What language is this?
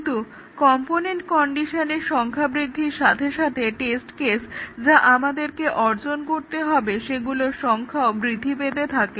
Bangla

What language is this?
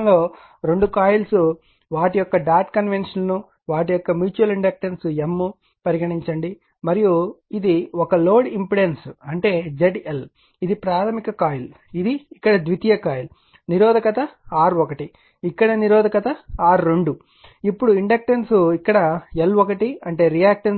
Telugu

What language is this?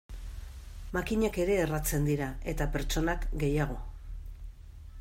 Basque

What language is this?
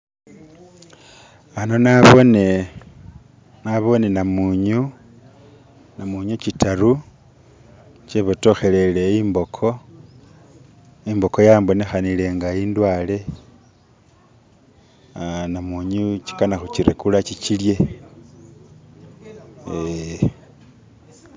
Masaaba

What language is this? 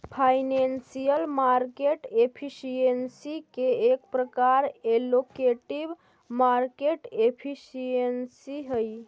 Magahi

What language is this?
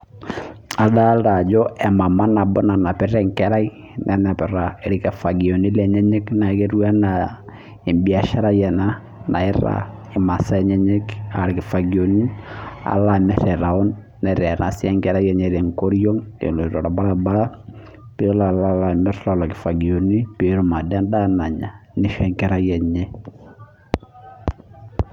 Masai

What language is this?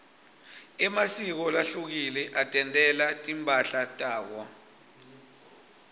Swati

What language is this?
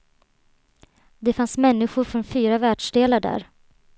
Swedish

